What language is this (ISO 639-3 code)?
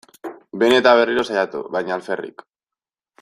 eus